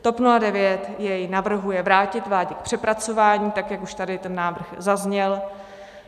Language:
Czech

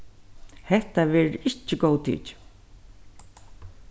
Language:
Faroese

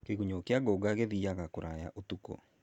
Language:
Kikuyu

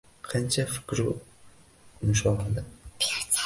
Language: Uzbek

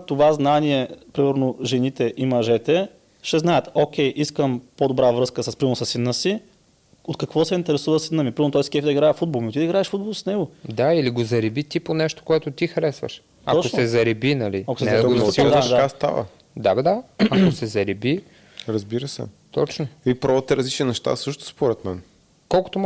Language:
Bulgarian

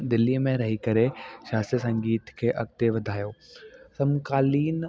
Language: Sindhi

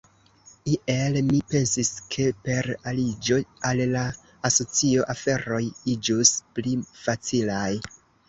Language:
Esperanto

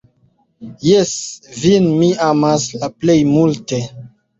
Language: Esperanto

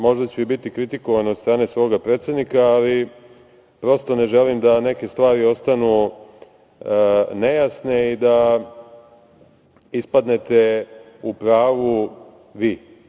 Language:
Serbian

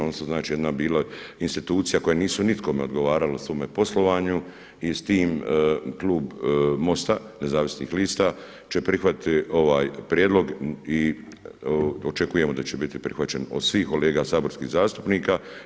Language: Croatian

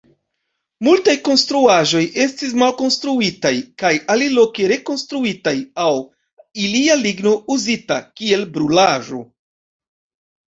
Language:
Esperanto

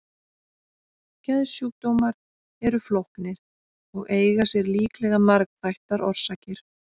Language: Icelandic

